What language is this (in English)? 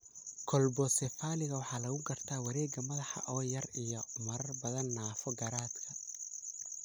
Somali